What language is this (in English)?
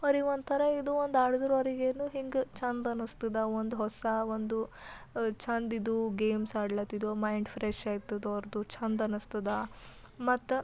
Kannada